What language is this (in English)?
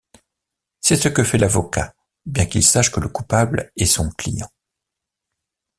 French